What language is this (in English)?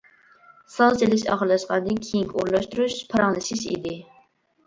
Uyghur